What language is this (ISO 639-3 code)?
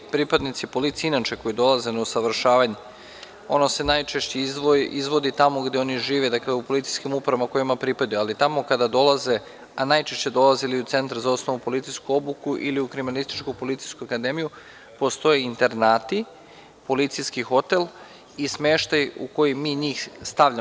srp